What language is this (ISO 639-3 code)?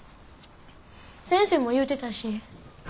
jpn